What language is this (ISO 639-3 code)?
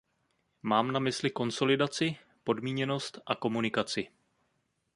ces